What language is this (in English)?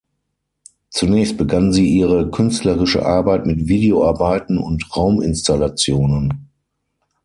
German